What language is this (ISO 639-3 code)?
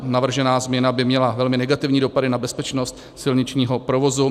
ces